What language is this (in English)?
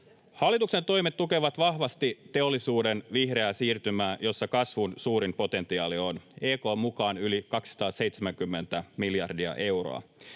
Finnish